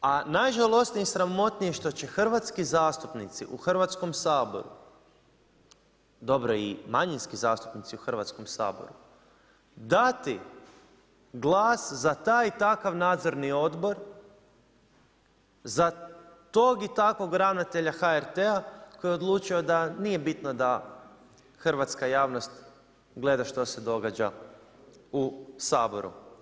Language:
Croatian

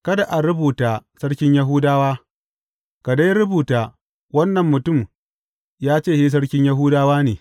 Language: Hausa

